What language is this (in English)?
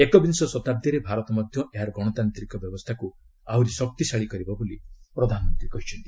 Odia